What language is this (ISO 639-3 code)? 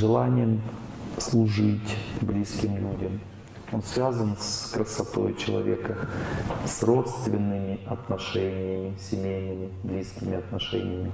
rus